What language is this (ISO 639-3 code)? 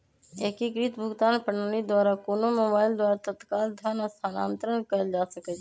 mag